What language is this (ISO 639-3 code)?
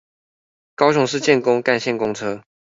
zho